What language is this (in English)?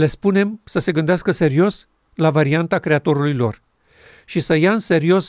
Romanian